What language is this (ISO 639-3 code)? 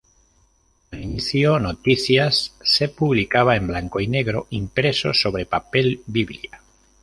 spa